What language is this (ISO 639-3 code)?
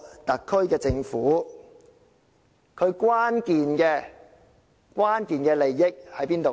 yue